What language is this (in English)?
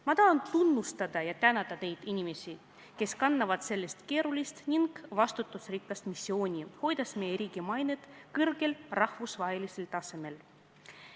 Estonian